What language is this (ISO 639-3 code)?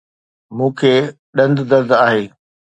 snd